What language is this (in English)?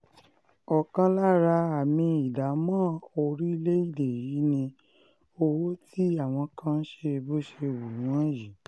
Yoruba